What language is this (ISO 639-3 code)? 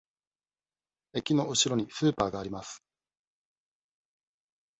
jpn